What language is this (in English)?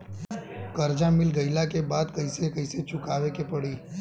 Bhojpuri